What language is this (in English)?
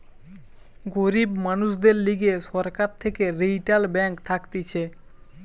Bangla